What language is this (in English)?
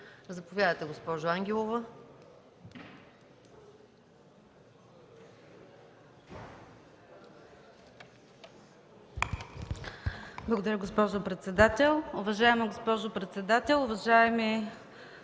Bulgarian